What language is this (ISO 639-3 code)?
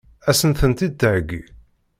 kab